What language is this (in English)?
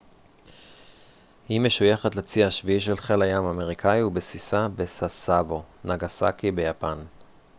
Hebrew